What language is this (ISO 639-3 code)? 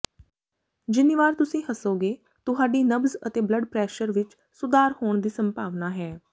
pan